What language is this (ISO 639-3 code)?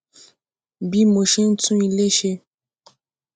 yor